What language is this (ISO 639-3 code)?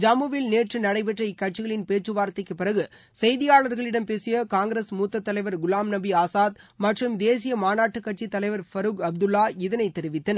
tam